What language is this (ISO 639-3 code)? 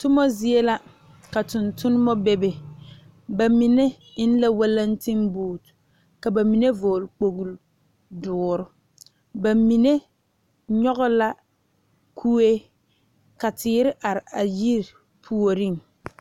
dga